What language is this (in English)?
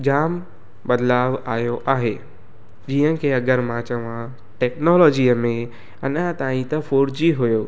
Sindhi